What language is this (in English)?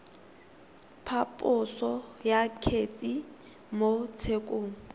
Tswana